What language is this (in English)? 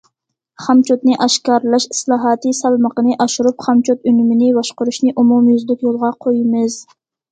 Uyghur